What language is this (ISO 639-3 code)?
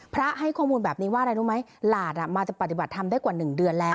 tha